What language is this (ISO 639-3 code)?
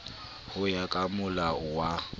sot